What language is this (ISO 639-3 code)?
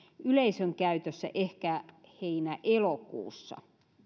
fin